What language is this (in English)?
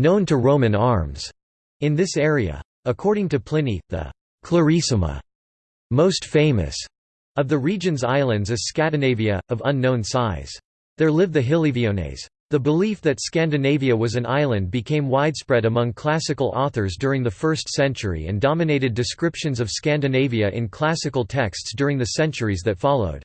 English